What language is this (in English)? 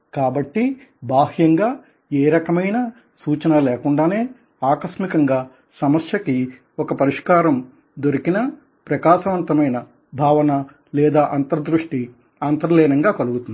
Telugu